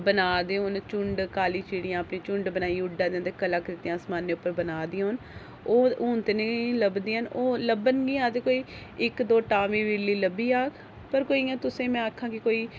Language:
Dogri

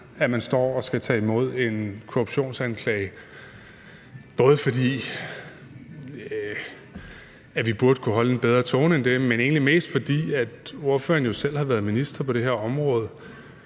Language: Danish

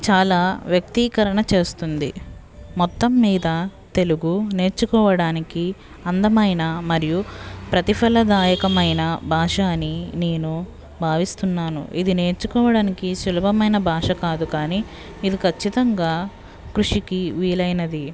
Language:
Telugu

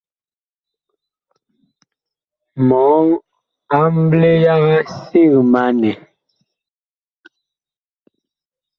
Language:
Bakoko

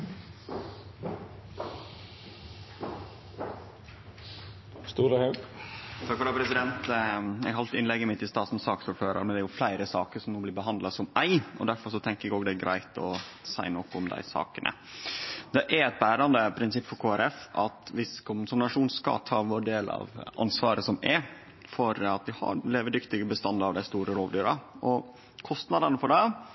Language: Norwegian Nynorsk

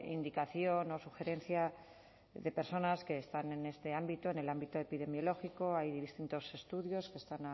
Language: Spanish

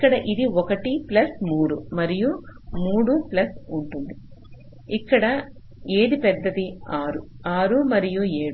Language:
Telugu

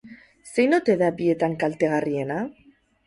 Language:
Basque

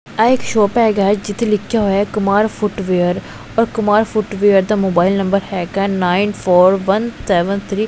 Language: Punjabi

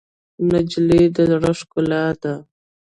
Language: Pashto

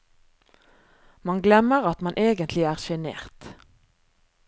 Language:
Norwegian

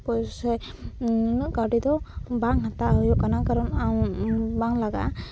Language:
Santali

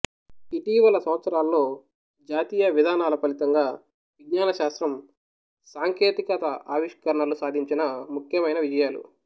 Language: Telugu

